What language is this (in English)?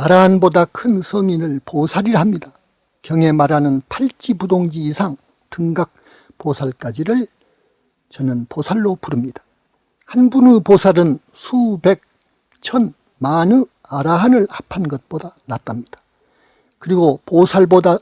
Korean